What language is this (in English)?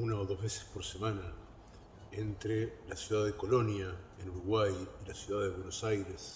Spanish